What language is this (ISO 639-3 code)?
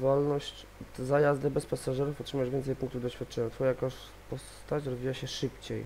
pol